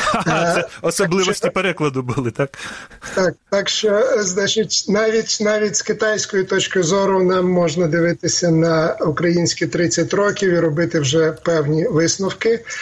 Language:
Ukrainian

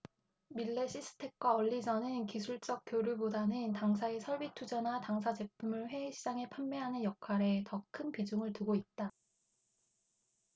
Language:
Korean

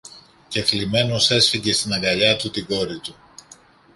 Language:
Greek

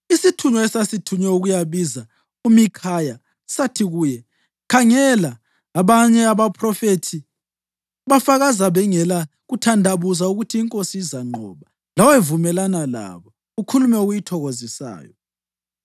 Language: North Ndebele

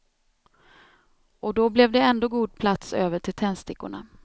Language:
Swedish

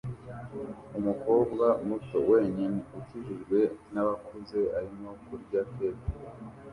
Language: Kinyarwanda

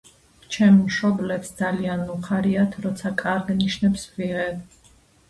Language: Georgian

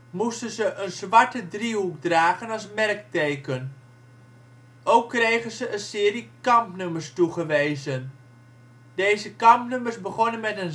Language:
Dutch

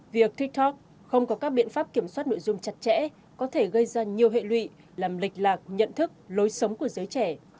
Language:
Vietnamese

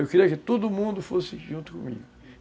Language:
Portuguese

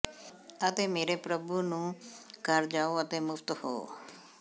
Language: Punjabi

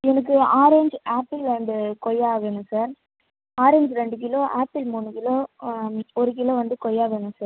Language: Tamil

